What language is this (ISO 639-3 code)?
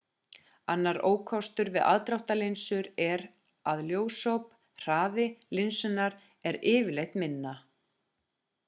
isl